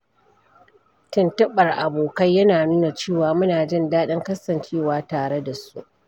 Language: Hausa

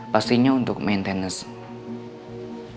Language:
Indonesian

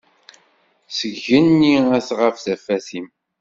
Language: Kabyle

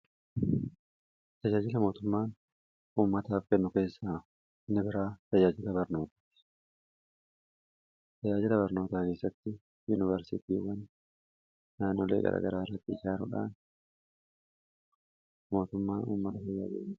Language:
Oromo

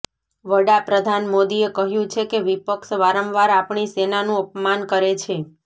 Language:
Gujarati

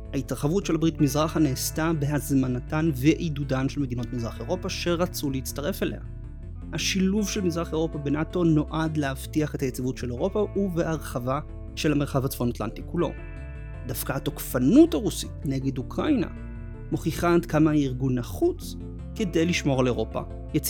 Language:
Hebrew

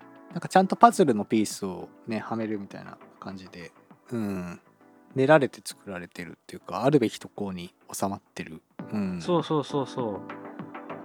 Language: Japanese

